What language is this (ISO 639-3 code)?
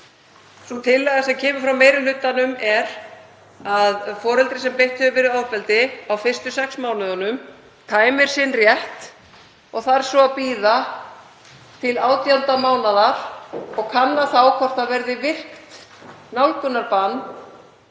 isl